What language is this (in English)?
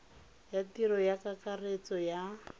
Tswana